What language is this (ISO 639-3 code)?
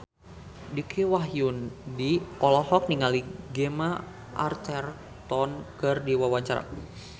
sun